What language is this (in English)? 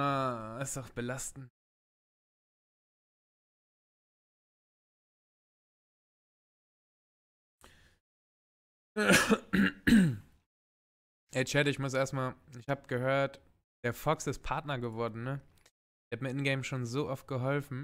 German